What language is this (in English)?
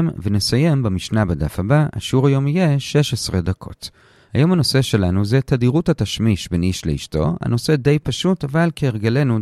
Hebrew